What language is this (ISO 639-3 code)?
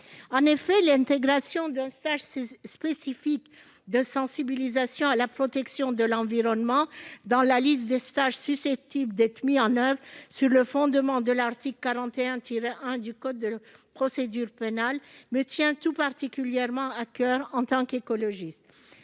fra